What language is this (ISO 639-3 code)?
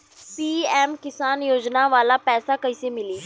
bho